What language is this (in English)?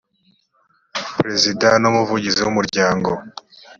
Kinyarwanda